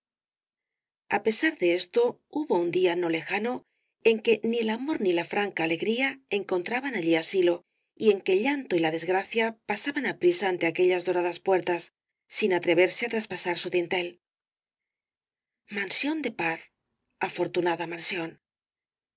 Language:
Spanish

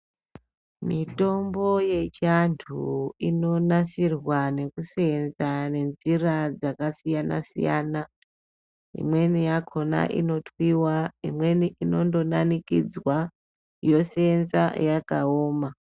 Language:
Ndau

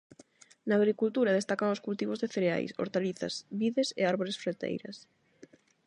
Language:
Galician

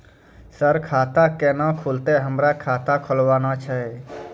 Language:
Maithili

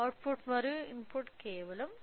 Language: Telugu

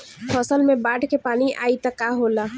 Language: Bhojpuri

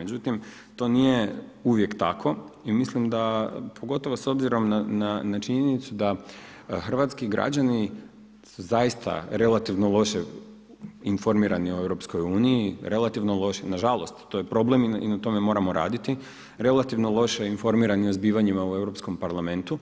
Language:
Croatian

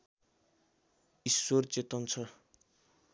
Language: Nepali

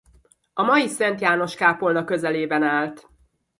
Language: Hungarian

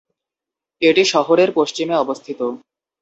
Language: Bangla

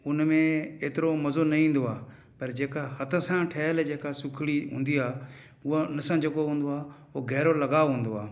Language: Sindhi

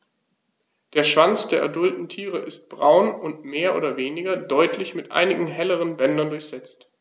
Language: German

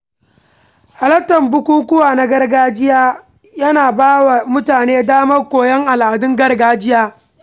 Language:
Hausa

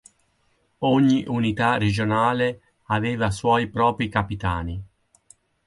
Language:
Italian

